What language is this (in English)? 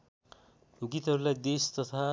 Nepali